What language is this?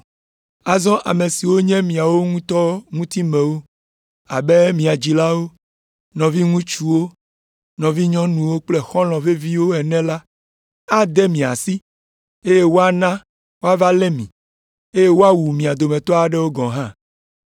Ewe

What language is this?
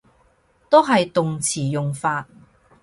Cantonese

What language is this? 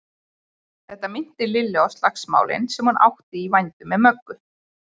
Icelandic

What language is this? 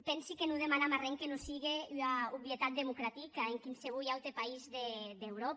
Catalan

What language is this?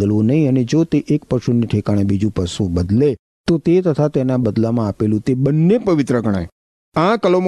Gujarati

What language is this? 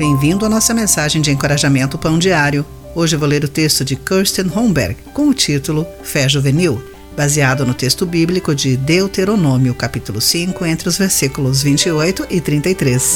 Portuguese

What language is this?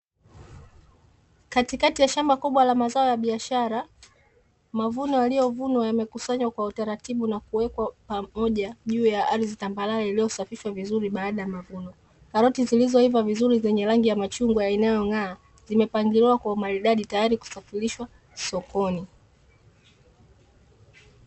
Swahili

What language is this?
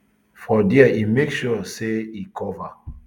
Nigerian Pidgin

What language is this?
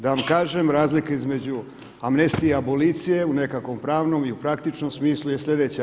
Croatian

